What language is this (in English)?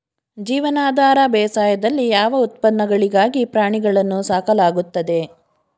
Kannada